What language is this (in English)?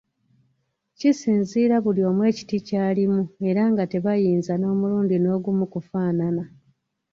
Ganda